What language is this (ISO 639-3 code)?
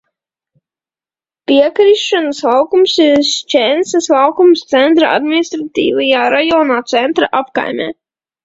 lav